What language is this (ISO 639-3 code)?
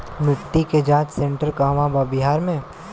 bho